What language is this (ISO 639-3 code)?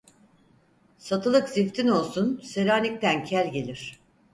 tur